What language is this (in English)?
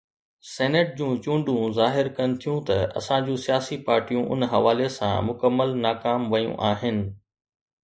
Sindhi